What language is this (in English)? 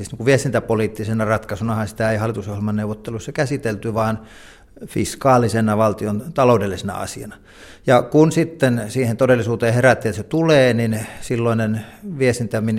Finnish